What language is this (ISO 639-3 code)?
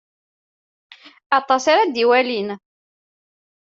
kab